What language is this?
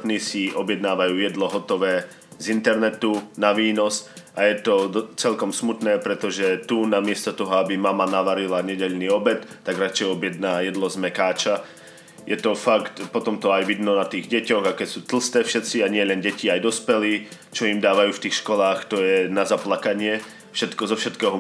Slovak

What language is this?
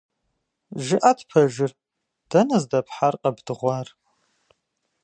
Kabardian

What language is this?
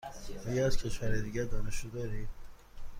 Persian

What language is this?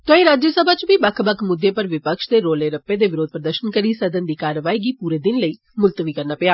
Dogri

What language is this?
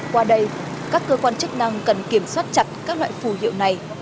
Vietnamese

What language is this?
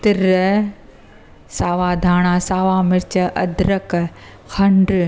Sindhi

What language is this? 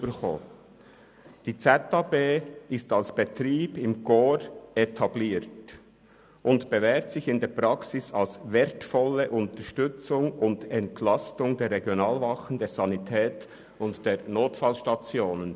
Swiss German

